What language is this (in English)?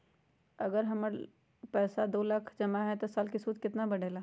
Magahi